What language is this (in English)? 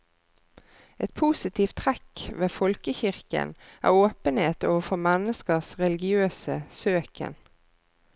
Norwegian